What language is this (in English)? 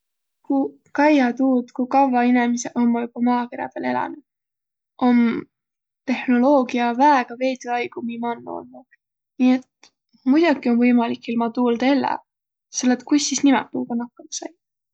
Võro